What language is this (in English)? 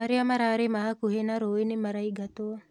Kikuyu